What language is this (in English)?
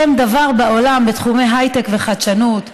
Hebrew